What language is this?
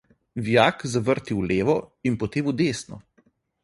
Slovenian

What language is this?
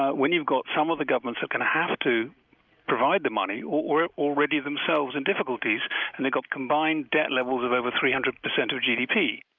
English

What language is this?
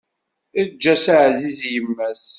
Kabyle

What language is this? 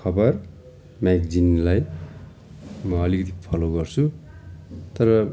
Nepali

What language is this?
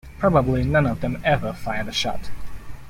English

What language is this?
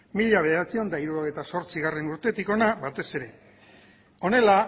Basque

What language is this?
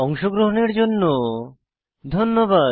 Bangla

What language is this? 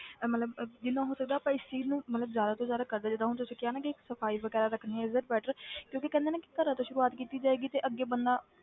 Punjabi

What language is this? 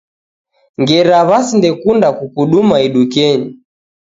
Taita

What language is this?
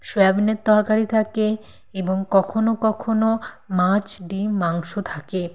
Bangla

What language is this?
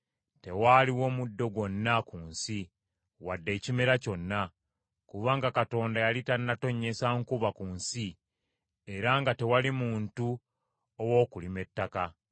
Ganda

